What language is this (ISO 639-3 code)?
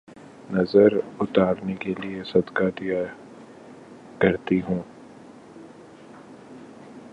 urd